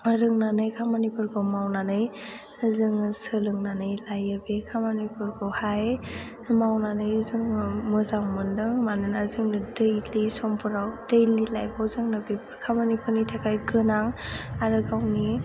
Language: Bodo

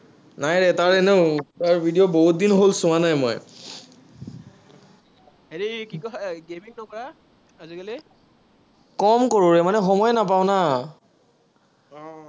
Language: Assamese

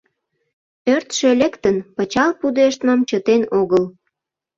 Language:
Mari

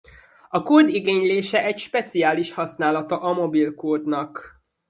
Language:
Hungarian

